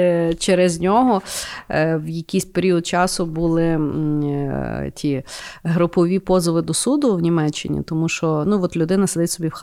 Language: Ukrainian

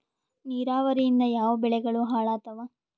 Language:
Kannada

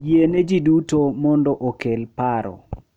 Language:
Luo (Kenya and Tanzania)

